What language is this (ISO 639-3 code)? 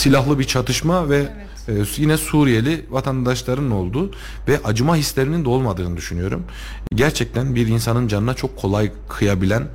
tur